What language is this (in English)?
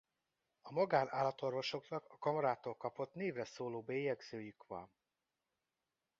Hungarian